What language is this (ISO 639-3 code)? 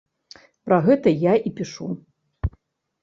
bel